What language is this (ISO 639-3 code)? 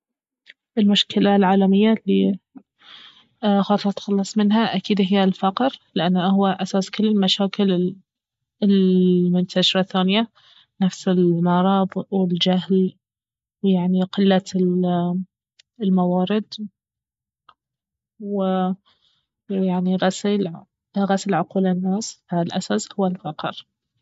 abv